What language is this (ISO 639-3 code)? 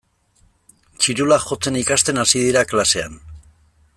eus